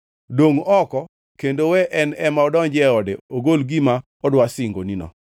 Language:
Luo (Kenya and Tanzania)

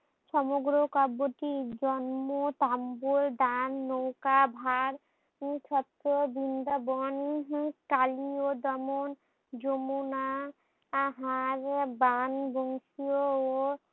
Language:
Bangla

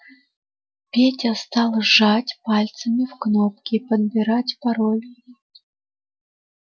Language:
Russian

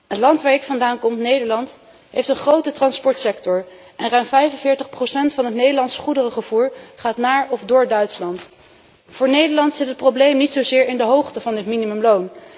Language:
Dutch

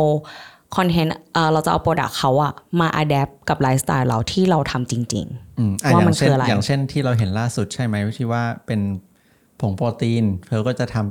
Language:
Thai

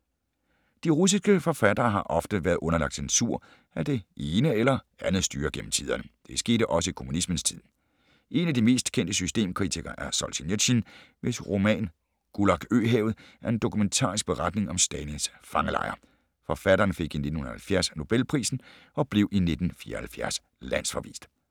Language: Danish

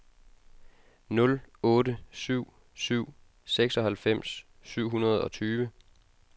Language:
Danish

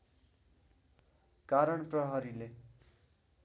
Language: Nepali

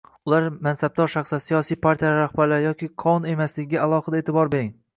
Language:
Uzbek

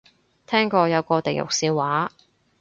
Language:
Cantonese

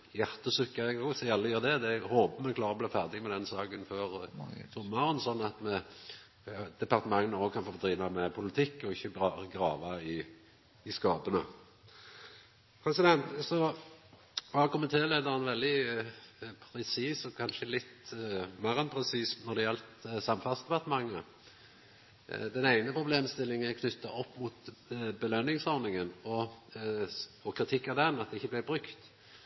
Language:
Norwegian Nynorsk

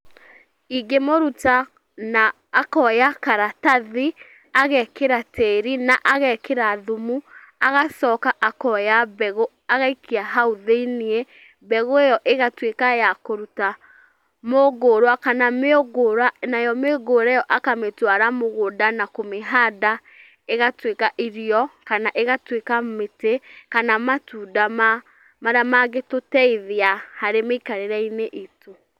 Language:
Kikuyu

